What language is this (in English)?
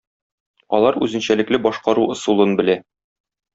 Tatar